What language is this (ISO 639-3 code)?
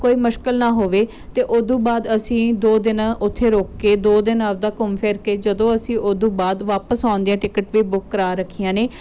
pan